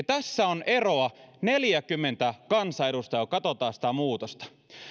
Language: Finnish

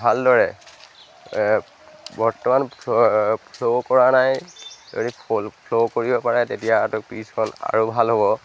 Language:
Assamese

